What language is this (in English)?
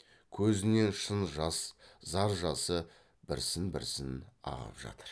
Kazakh